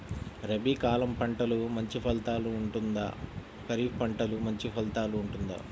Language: Telugu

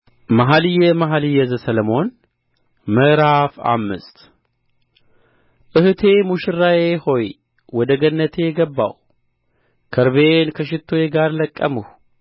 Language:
Amharic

